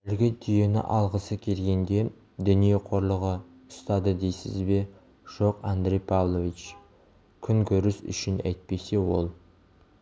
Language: Kazakh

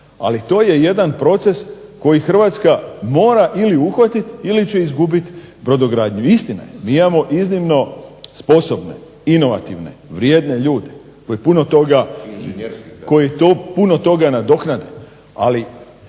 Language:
Croatian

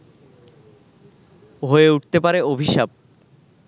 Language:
Bangla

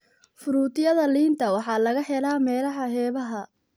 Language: Somali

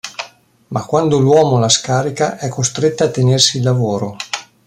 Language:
Italian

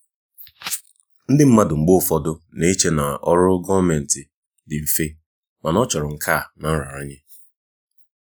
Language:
Igbo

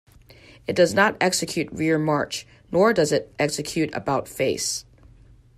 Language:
English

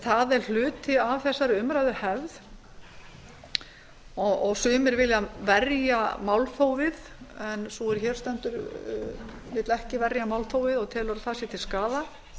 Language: Icelandic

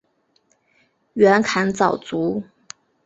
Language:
Chinese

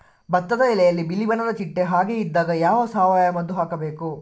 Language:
Kannada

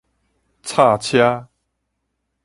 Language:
Min Nan Chinese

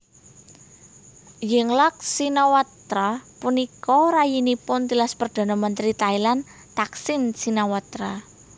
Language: Javanese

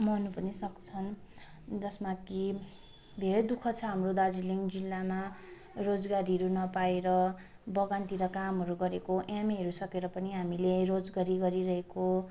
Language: Nepali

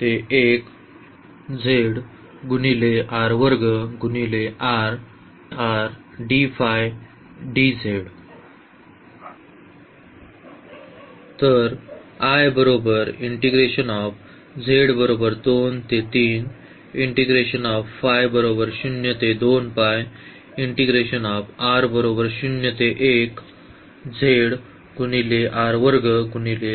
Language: Marathi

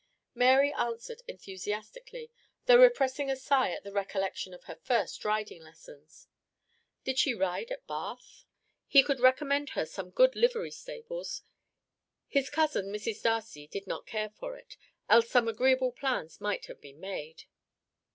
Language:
English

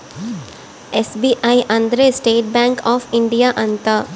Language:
Kannada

